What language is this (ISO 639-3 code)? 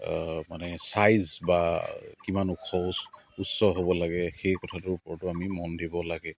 asm